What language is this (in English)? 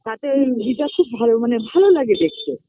Bangla